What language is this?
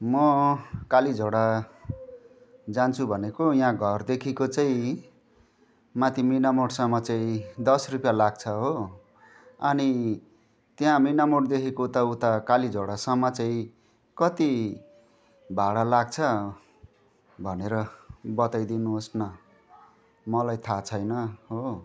Nepali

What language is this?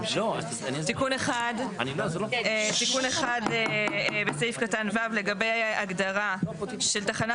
Hebrew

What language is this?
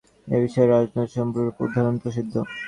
Bangla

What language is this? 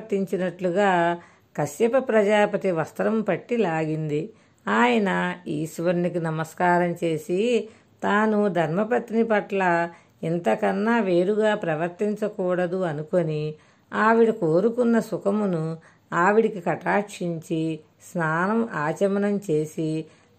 Telugu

